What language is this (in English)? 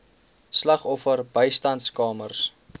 Afrikaans